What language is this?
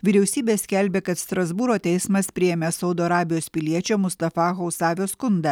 Lithuanian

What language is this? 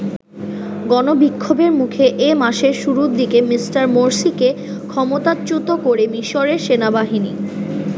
Bangla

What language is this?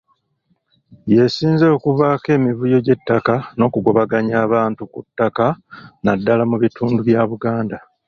Ganda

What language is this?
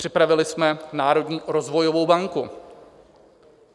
Czech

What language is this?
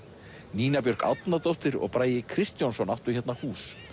Icelandic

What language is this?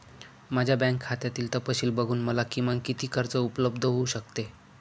Marathi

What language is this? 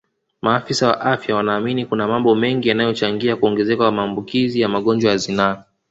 Swahili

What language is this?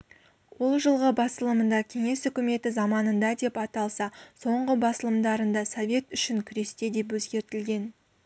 Kazakh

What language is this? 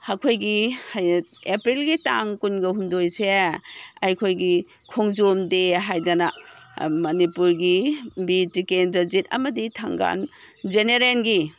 Manipuri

